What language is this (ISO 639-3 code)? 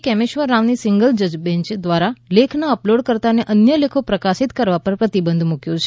guj